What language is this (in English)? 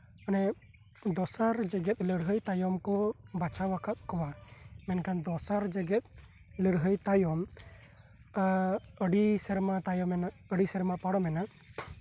Santali